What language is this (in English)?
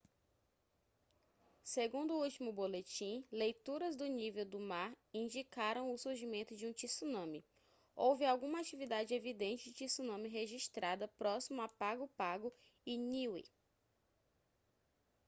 Portuguese